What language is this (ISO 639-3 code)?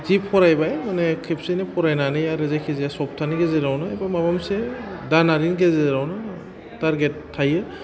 brx